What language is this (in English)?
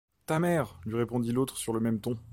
French